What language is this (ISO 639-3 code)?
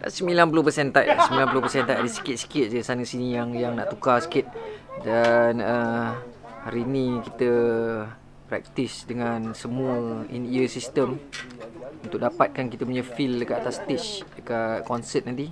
msa